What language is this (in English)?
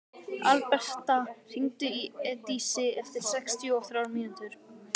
Icelandic